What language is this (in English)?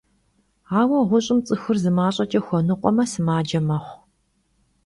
Kabardian